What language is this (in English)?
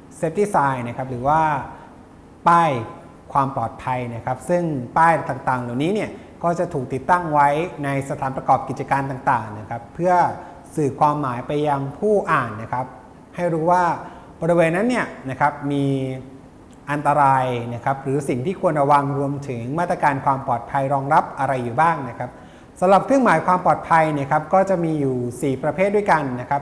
Thai